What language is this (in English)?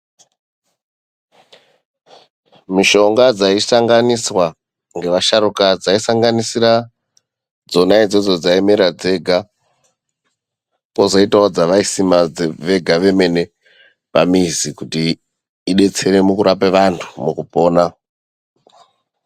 Ndau